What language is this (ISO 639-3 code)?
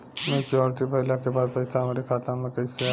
bho